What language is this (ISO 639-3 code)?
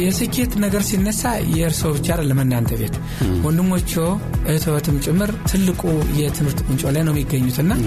amh